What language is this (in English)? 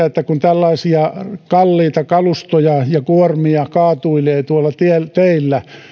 Finnish